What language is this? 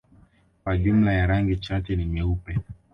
Swahili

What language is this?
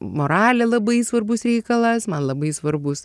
Lithuanian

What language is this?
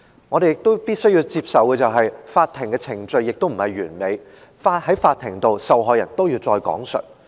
Cantonese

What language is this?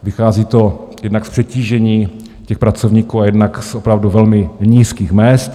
Czech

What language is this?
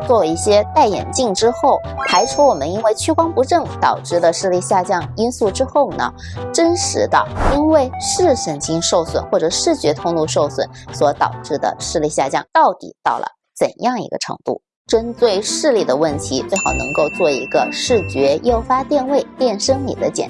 Chinese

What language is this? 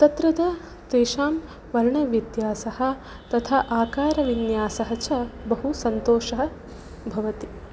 Sanskrit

